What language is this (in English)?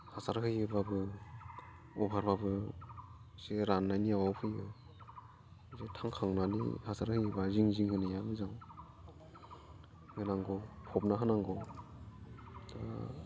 Bodo